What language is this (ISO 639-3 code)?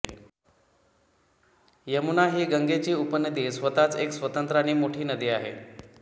mar